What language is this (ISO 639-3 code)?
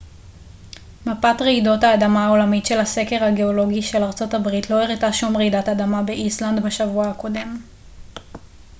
heb